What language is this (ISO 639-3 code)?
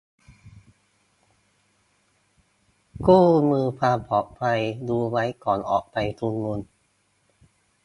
tha